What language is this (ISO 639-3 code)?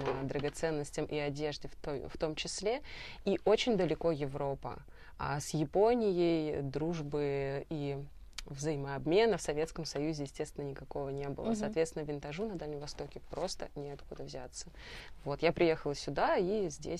rus